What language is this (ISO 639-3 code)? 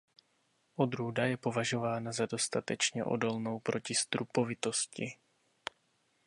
ces